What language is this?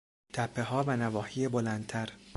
Persian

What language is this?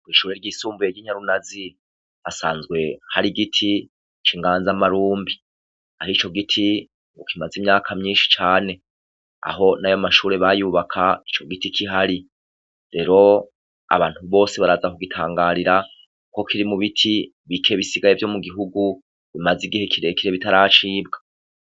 Rundi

